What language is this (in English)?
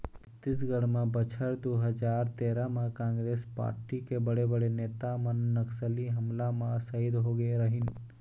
Chhattisgarhi